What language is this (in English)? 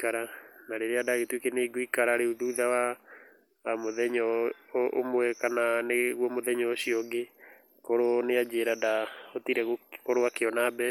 Kikuyu